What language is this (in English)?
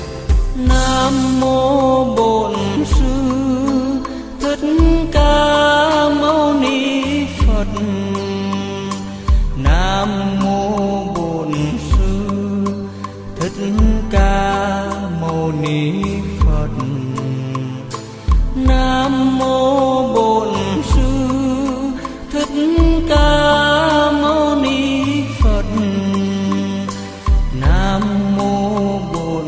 Vietnamese